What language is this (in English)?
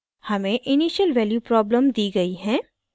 Hindi